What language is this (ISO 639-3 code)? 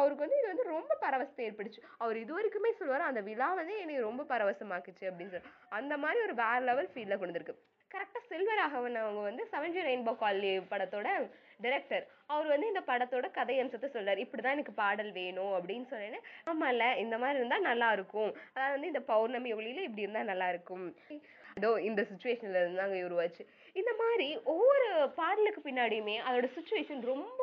tam